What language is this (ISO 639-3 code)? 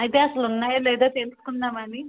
tel